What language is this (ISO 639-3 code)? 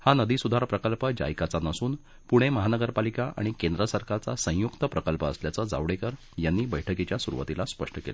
mar